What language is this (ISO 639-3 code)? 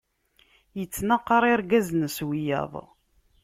kab